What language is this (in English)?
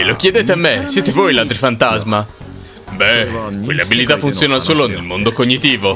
Italian